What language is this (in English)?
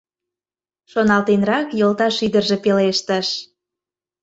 Mari